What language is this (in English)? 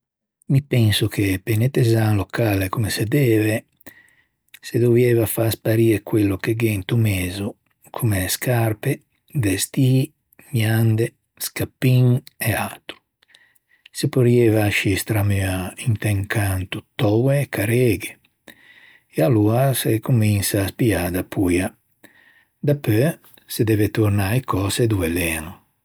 Ligurian